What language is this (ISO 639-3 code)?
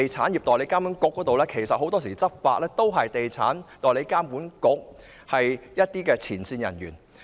yue